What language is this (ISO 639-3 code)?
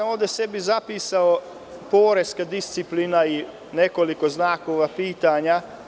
srp